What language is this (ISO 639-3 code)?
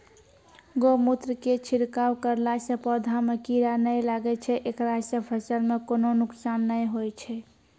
mai